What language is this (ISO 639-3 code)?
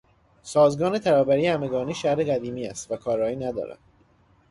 fas